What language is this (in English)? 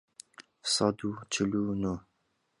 Central Kurdish